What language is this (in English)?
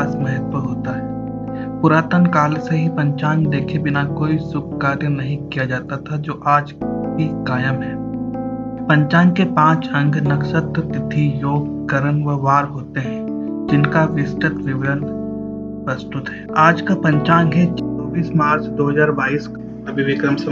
Hindi